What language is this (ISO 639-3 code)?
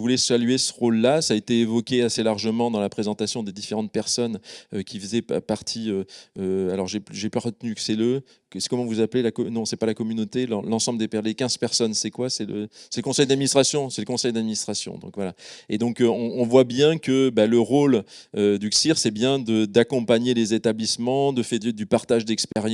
fra